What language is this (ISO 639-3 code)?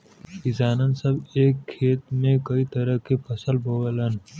bho